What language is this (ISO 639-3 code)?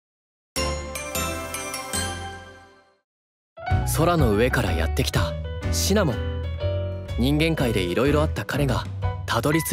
jpn